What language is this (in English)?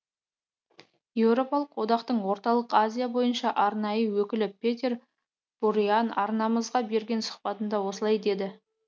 Kazakh